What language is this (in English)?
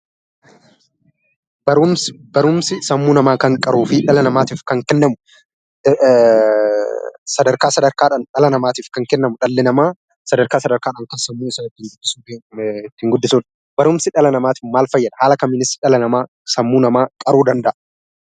Oromo